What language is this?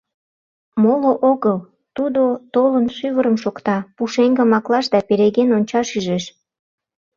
Mari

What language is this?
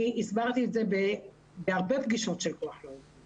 Hebrew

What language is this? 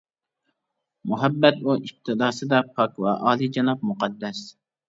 Uyghur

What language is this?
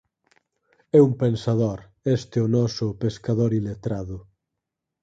Galician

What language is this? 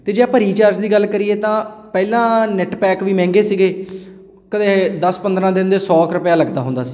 Punjabi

